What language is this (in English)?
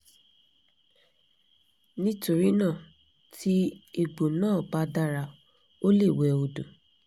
Yoruba